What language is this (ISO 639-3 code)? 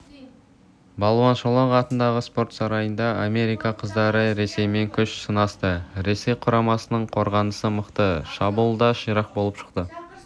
kaz